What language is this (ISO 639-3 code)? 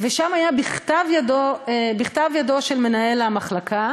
heb